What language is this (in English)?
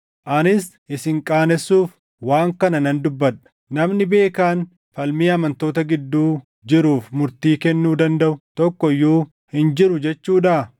Oromo